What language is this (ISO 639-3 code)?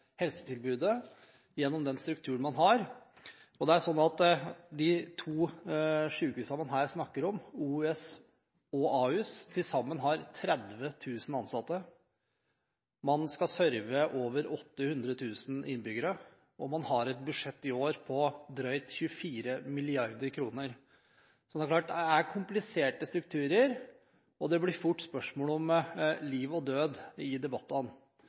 nob